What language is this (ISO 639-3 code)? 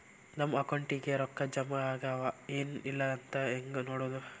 kan